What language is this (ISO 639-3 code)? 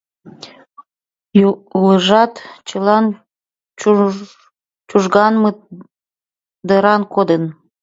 chm